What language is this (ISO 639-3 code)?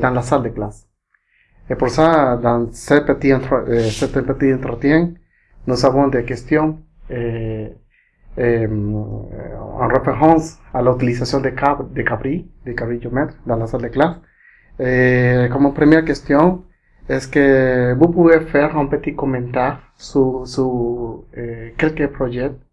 fra